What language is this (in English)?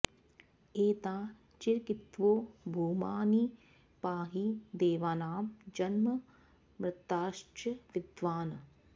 Sanskrit